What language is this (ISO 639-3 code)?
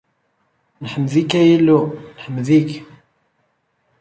kab